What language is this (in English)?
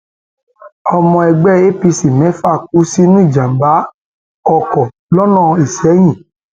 Yoruba